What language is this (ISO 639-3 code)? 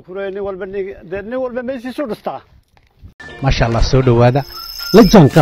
ara